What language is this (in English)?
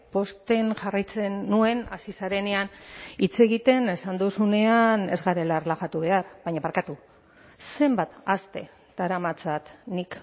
Basque